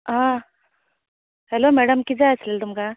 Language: Konkani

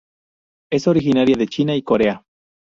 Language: Spanish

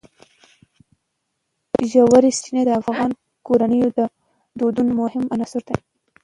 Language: Pashto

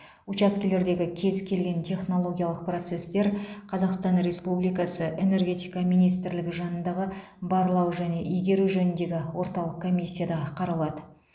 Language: Kazakh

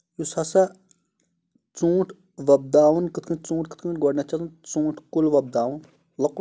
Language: Kashmiri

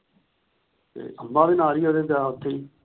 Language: Punjabi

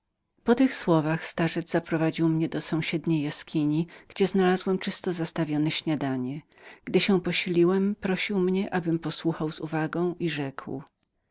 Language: Polish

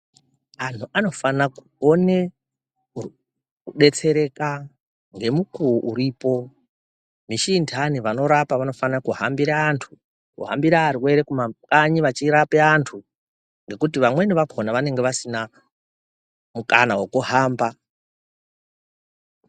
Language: Ndau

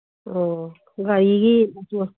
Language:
Manipuri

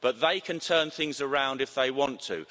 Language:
English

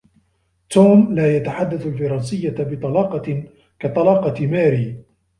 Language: Arabic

